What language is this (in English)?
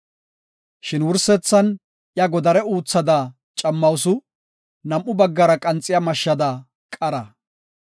Gofa